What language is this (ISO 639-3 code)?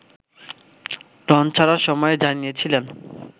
ben